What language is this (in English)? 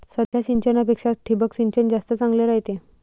Marathi